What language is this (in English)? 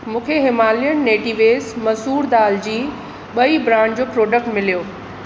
Sindhi